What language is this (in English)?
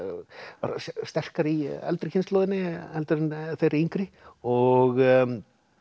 Icelandic